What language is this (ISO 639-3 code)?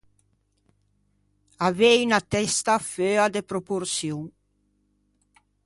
lij